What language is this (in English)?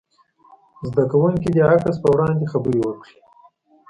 Pashto